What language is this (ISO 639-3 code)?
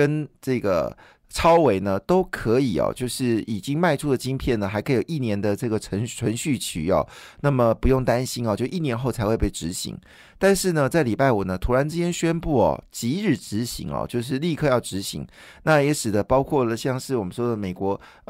zho